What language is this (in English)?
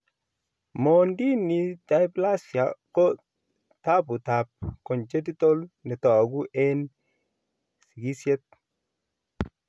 Kalenjin